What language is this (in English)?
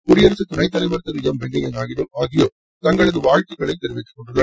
Tamil